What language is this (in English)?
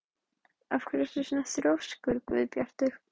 Icelandic